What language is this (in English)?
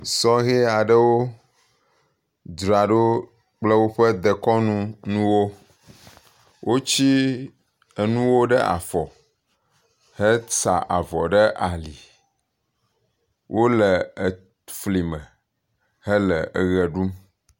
Ewe